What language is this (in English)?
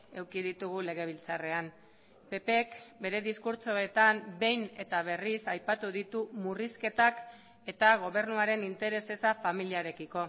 Basque